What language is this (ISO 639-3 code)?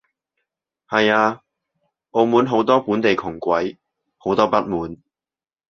yue